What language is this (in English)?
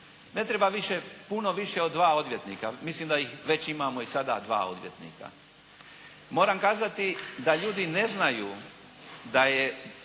Croatian